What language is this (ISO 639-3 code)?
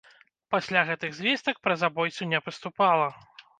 bel